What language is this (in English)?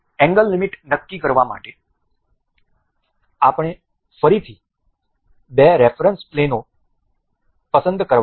Gujarati